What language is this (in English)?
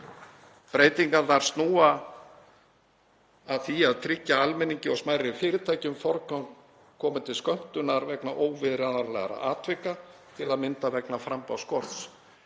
Icelandic